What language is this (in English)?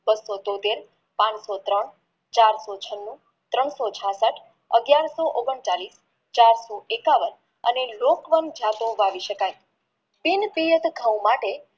Gujarati